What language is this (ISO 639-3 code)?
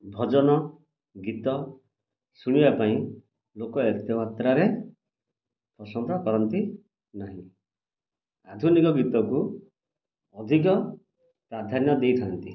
ori